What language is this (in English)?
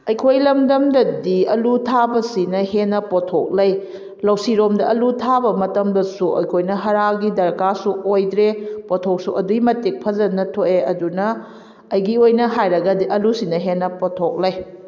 Manipuri